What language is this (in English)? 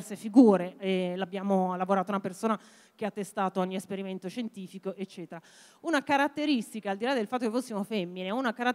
Italian